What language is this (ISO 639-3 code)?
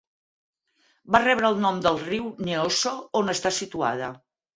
cat